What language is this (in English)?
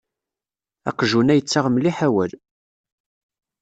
Kabyle